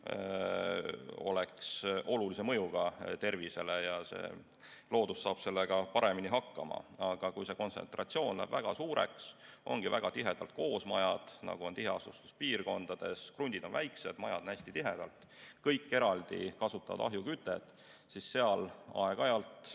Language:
Estonian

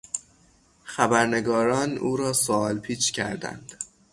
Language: Persian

